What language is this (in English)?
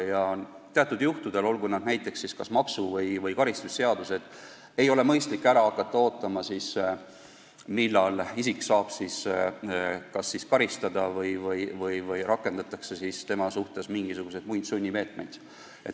Estonian